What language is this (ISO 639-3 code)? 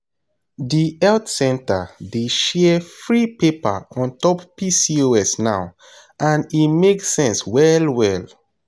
pcm